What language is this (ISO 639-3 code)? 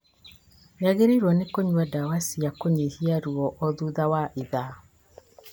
kik